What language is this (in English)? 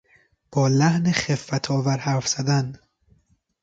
Persian